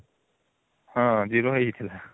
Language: Odia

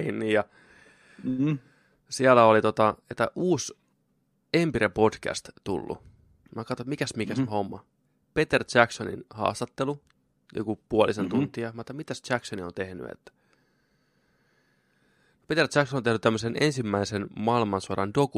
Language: Finnish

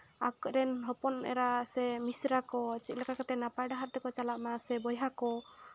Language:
Santali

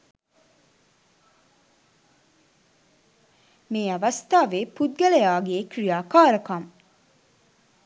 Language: Sinhala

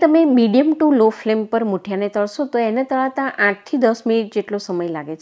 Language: Hindi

